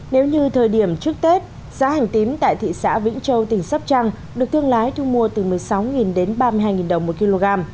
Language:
Vietnamese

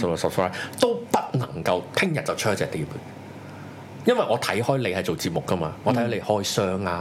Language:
Chinese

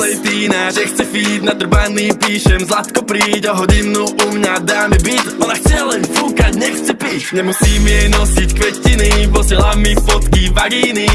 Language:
Slovak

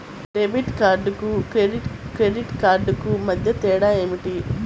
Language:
Telugu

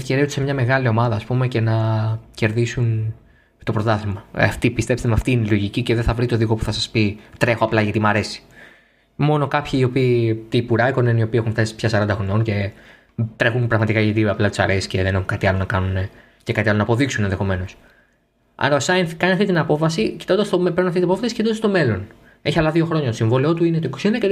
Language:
Greek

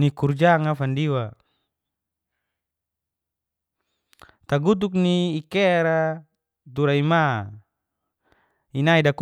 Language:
Geser-Gorom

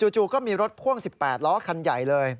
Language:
Thai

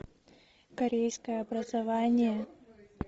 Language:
Russian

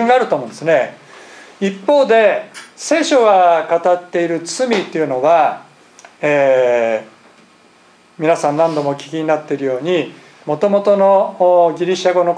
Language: Japanese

